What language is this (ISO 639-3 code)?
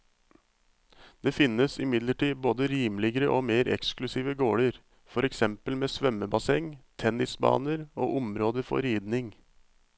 nor